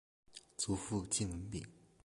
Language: Chinese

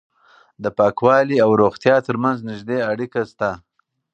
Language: Pashto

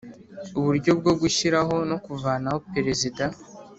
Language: Kinyarwanda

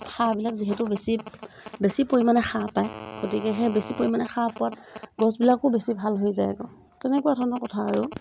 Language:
Assamese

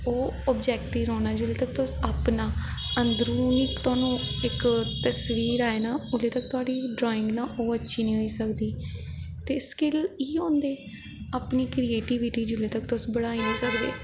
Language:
Dogri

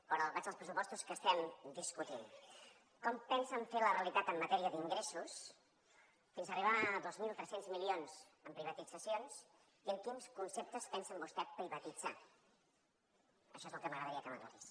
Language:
Catalan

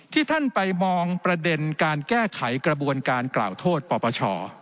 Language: Thai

